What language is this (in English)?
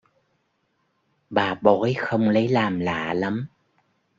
Vietnamese